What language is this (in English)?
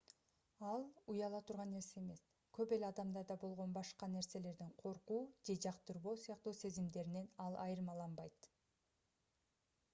Kyrgyz